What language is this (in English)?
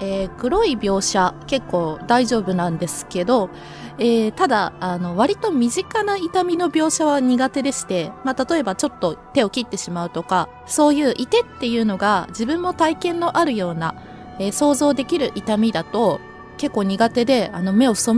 Japanese